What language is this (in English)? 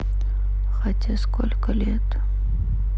Russian